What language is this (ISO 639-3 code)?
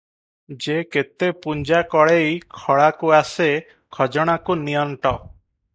ori